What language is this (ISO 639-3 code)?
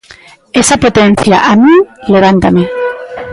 glg